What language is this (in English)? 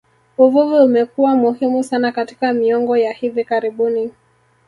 Swahili